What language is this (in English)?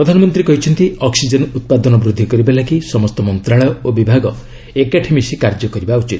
Odia